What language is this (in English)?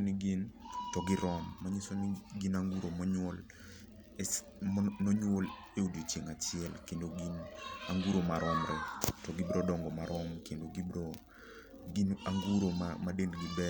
Luo (Kenya and Tanzania)